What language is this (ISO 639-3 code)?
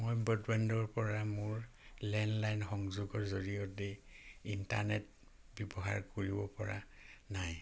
asm